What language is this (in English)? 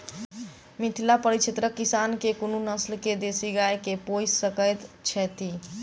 Maithili